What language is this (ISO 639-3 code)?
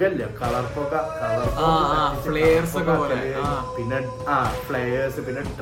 mal